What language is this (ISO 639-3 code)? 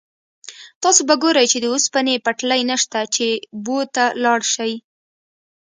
pus